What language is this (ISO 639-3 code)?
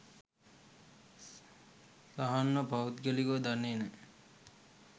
sin